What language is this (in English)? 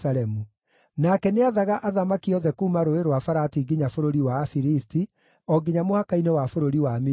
Kikuyu